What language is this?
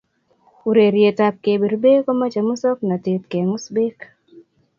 Kalenjin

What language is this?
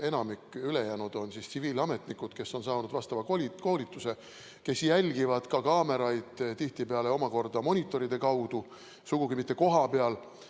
Estonian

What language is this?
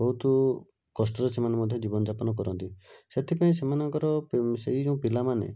Odia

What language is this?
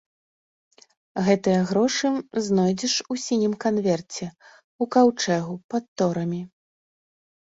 Belarusian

